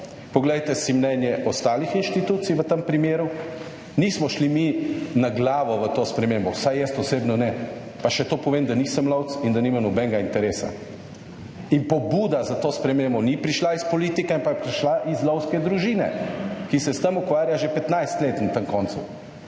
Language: Slovenian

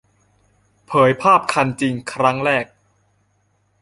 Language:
Thai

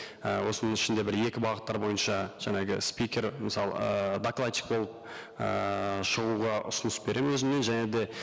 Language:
Kazakh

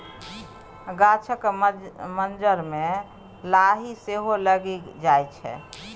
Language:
Maithili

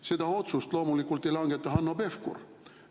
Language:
Estonian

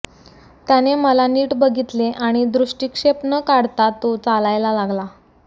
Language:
Marathi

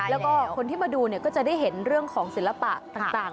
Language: Thai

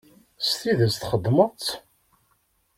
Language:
Kabyle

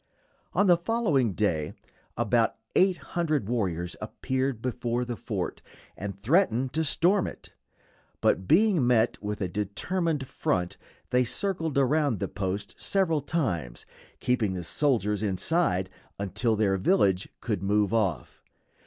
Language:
English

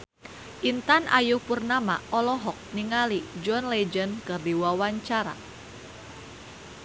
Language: Sundanese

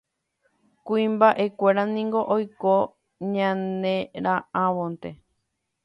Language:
Guarani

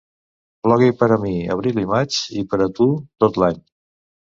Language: Catalan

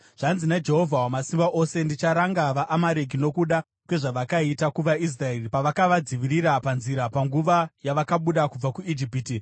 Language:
Shona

